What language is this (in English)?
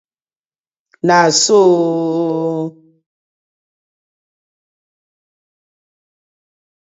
Nigerian Pidgin